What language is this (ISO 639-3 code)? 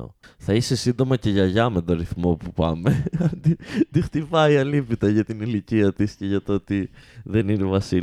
ell